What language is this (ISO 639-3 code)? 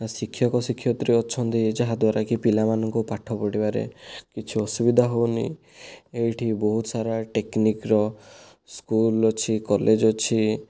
ori